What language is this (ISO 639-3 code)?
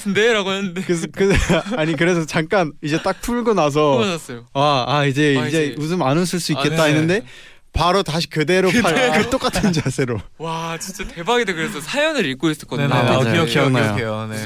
kor